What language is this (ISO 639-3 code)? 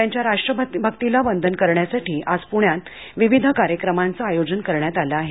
mar